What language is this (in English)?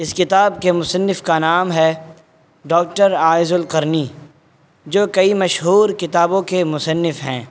Urdu